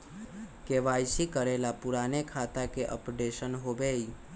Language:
Magahi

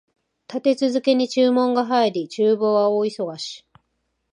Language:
Japanese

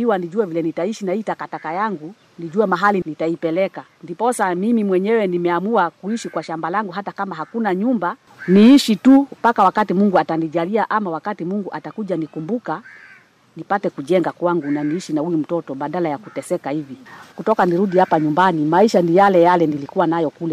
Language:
Swahili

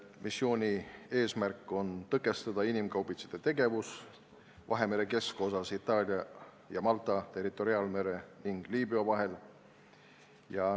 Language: Estonian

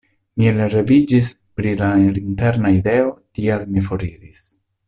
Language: Esperanto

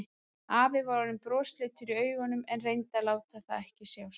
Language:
Icelandic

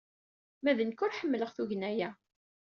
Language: Kabyle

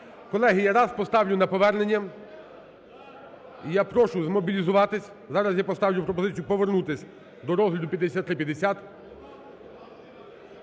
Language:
Ukrainian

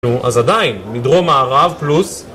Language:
Hebrew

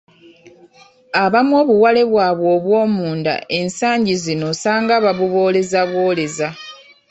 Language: Ganda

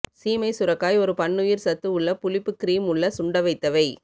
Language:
Tamil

